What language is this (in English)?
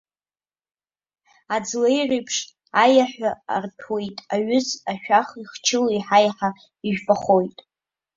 Abkhazian